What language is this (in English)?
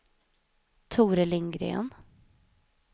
Swedish